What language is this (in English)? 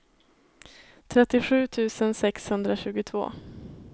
Swedish